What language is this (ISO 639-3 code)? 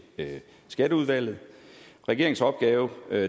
dan